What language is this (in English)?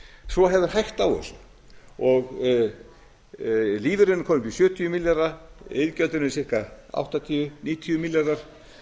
Icelandic